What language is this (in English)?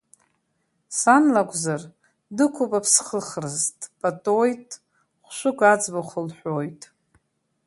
Abkhazian